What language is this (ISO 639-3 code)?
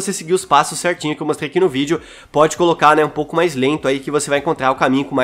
por